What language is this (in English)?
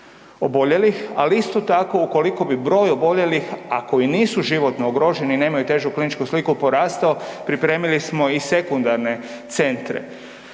Croatian